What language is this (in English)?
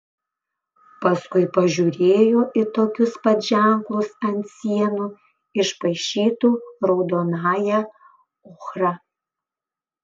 Lithuanian